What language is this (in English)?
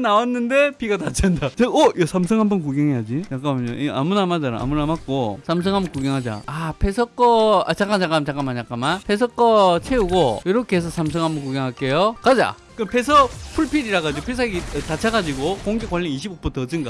Korean